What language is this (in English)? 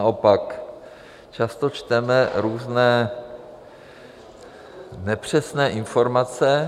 Czech